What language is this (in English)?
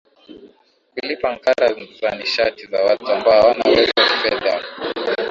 Swahili